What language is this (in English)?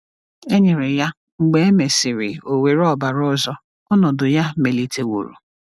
Igbo